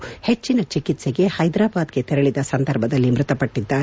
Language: Kannada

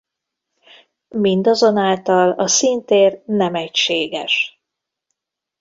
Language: Hungarian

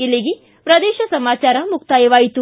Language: Kannada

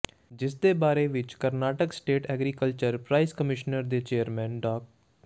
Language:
Punjabi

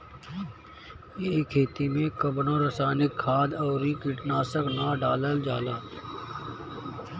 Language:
Bhojpuri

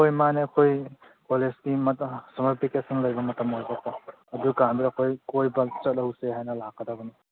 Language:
Manipuri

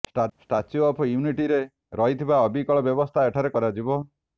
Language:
Odia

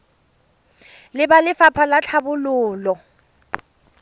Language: Tswana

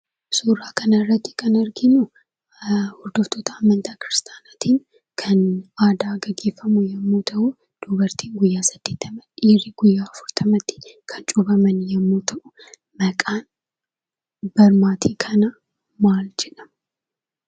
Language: Oromo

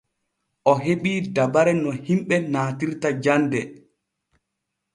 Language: Borgu Fulfulde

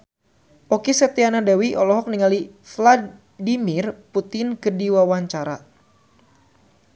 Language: Sundanese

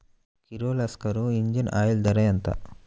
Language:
Telugu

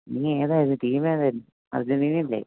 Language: Malayalam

